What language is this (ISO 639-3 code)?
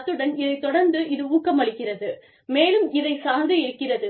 tam